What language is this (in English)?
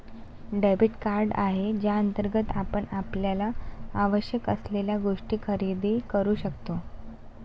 Marathi